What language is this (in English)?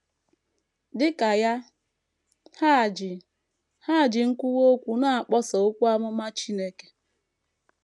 Igbo